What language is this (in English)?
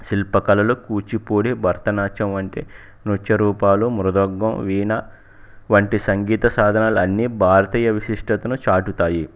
Telugu